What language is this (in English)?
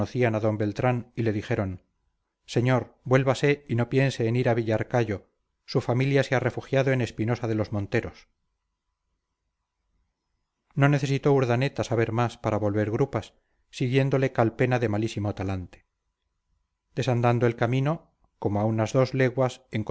Spanish